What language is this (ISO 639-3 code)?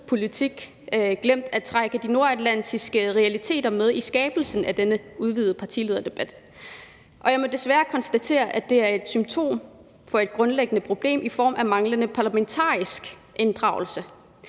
dan